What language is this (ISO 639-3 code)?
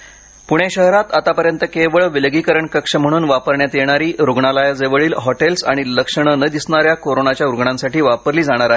mar